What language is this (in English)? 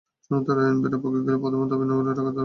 Bangla